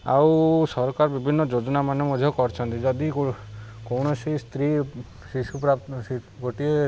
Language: Odia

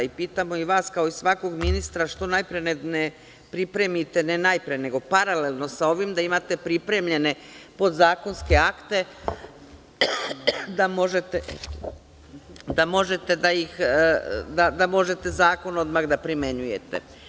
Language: Serbian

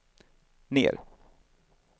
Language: Swedish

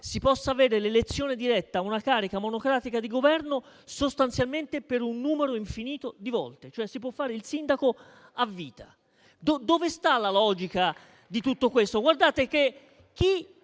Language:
Italian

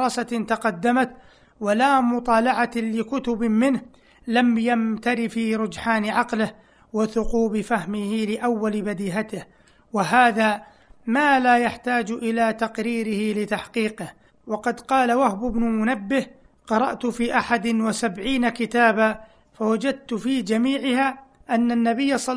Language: Arabic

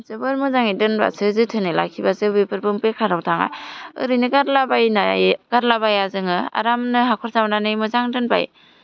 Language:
Bodo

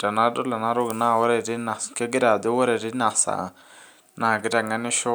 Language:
Masai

